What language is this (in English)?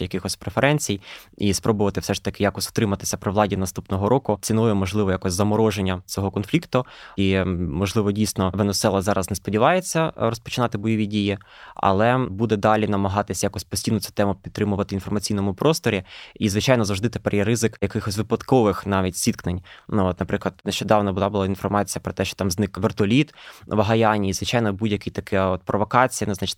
Ukrainian